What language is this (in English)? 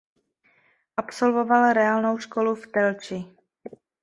Czech